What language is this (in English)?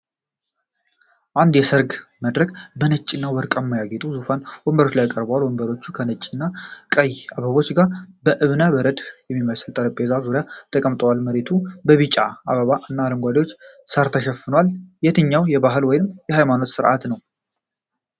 Amharic